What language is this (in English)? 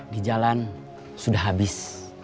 Indonesian